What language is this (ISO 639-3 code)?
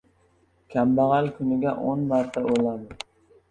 uzb